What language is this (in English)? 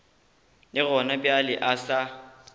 Northern Sotho